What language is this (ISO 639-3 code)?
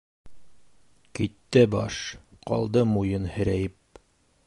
bak